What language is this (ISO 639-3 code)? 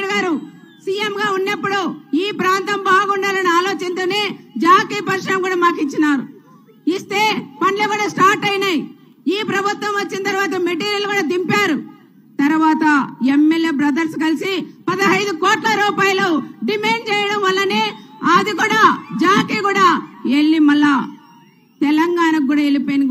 tur